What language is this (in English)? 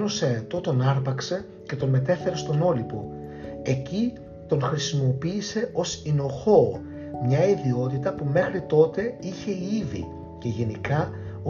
Greek